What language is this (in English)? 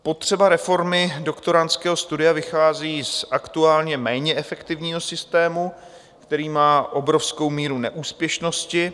Czech